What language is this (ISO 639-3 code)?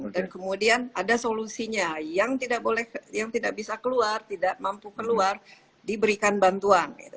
ind